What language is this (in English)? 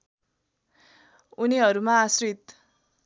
Nepali